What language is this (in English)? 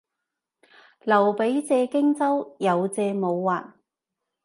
Cantonese